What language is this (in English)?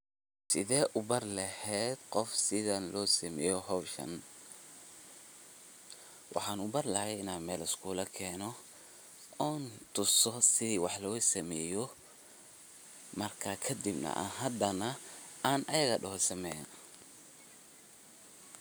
Somali